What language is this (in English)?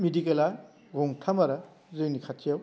Bodo